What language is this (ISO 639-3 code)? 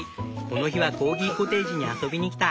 jpn